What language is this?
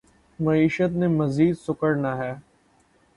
Urdu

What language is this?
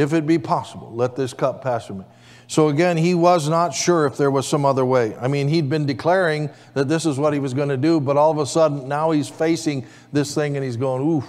English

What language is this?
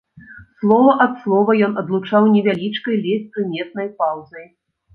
Belarusian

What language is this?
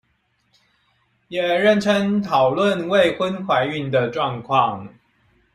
Chinese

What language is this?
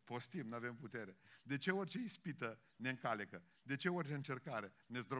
Romanian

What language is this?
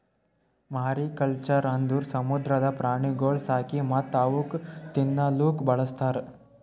Kannada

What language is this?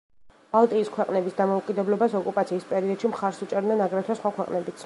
Georgian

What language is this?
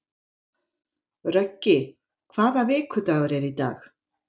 Icelandic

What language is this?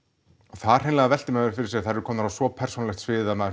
Icelandic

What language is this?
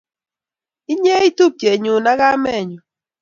Kalenjin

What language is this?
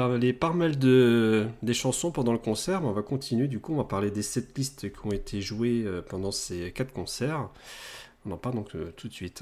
French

